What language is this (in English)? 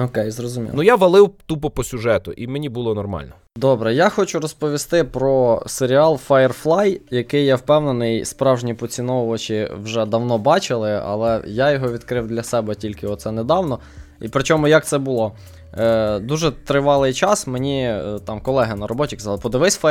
Ukrainian